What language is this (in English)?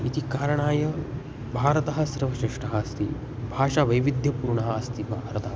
Sanskrit